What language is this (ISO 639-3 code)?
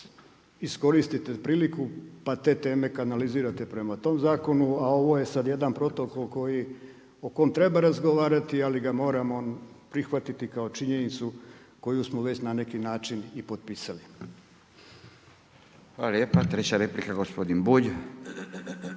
hrv